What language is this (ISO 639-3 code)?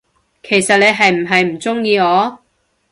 yue